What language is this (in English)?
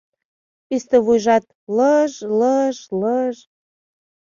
Mari